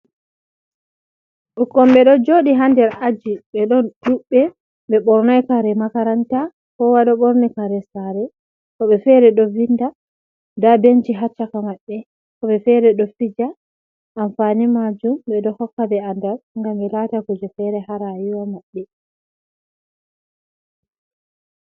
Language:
Fula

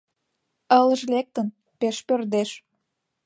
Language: Mari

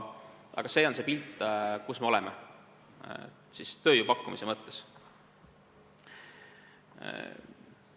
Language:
Estonian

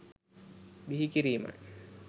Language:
Sinhala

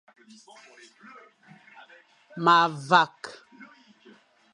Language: Fang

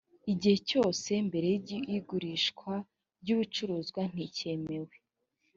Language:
Kinyarwanda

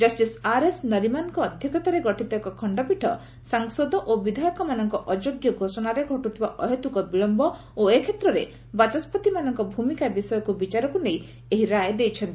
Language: Odia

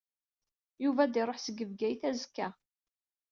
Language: Kabyle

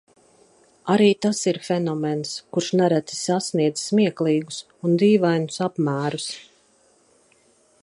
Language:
Latvian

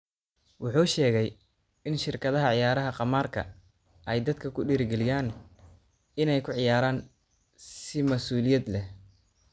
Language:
Somali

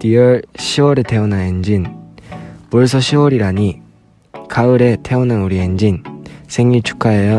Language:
Korean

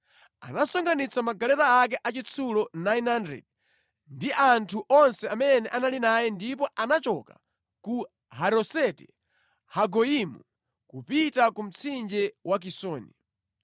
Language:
Nyanja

